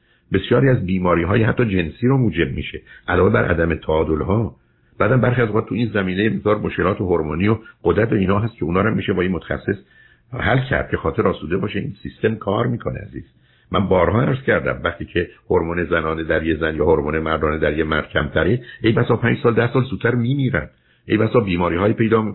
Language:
Persian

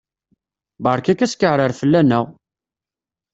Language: Kabyle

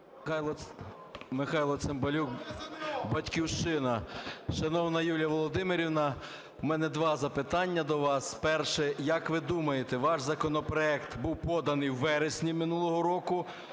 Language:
Ukrainian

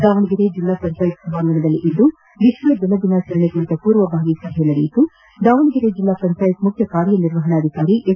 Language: Kannada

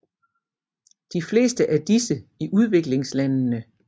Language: Danish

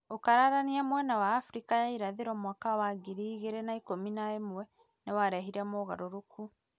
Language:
Kikuyu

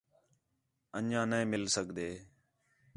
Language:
Khetrani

